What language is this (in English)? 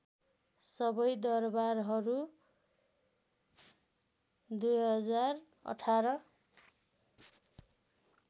Nepali